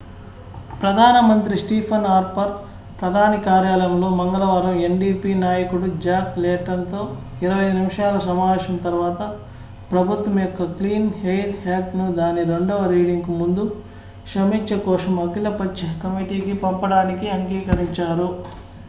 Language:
Telugu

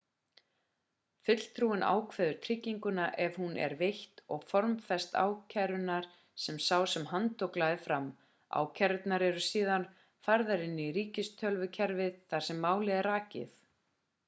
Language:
Icelandic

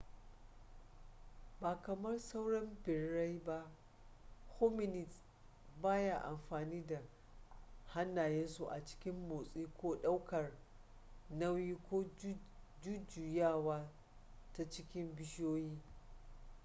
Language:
Hausa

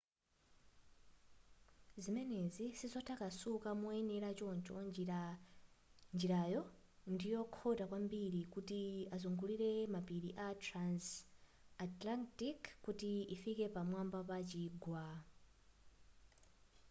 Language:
Nyanja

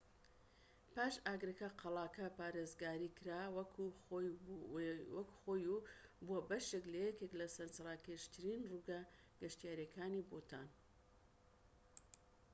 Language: Central Kurdish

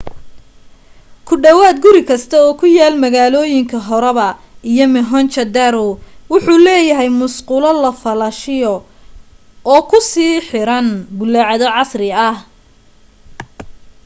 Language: Somali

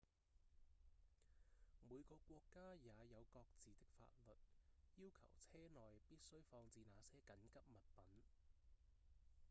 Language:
Cantonese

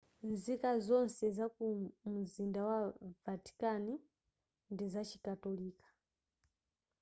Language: Nyanja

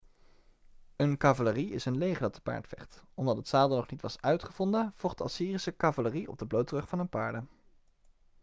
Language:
Dutch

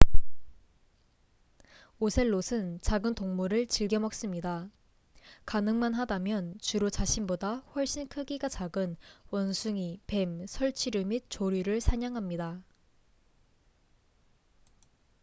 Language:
Korean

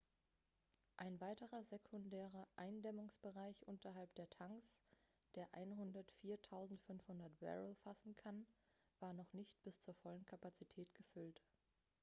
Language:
German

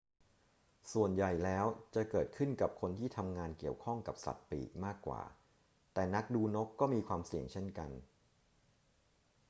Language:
Thai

